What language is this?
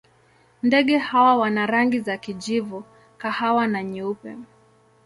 Swahili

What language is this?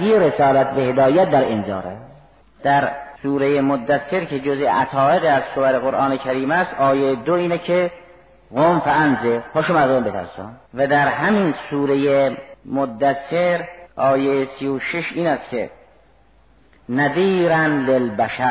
Persian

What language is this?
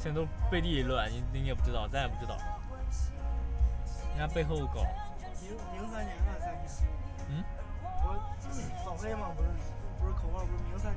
Chinese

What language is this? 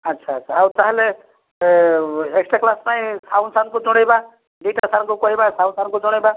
Odia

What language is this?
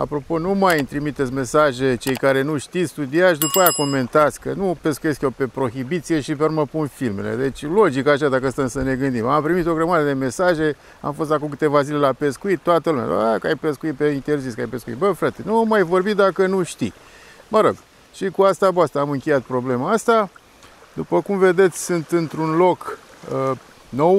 Romanian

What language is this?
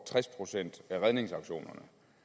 Danish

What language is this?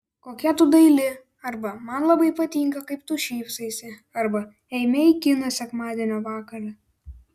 Lithuanian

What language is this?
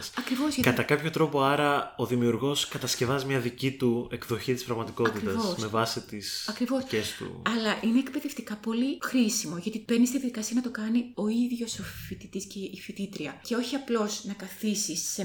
Greek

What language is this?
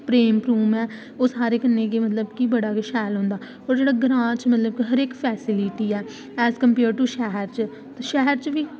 Dogri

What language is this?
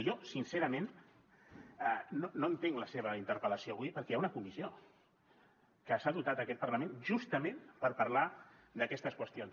Catalan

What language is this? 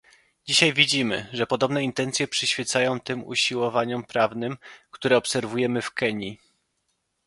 Polish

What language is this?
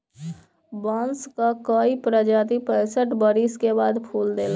Bhojpuri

